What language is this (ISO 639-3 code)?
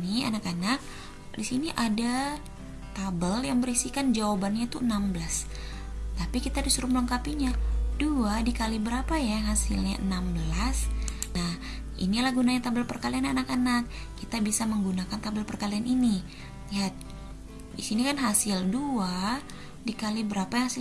ind